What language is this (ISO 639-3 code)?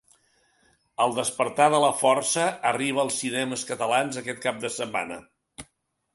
cat